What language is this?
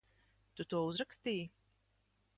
Latvian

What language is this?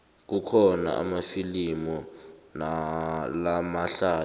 South Ndebele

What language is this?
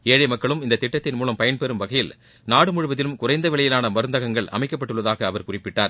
Tamil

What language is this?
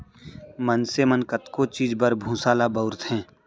Chhattisgarhi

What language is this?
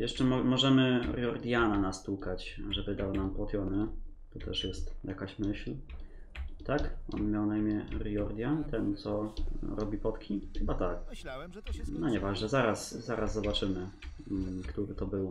Polish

